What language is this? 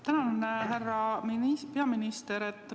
Estonian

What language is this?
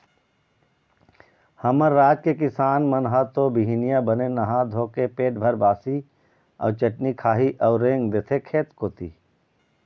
Chhattisgarhi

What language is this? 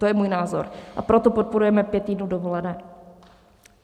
Czech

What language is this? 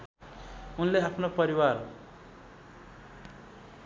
Nepali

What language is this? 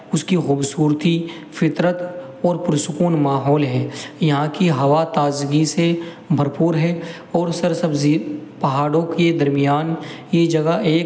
Urdu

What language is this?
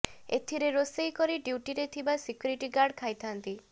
Odia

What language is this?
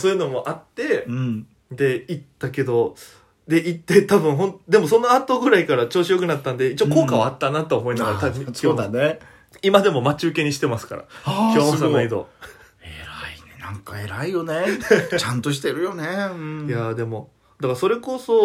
Japanese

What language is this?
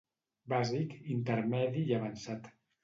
Catalan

